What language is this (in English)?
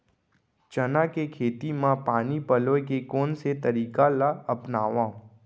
Chhattisgarhi